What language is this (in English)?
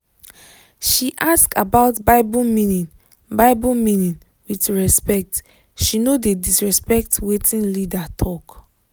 Nigerian Pidgin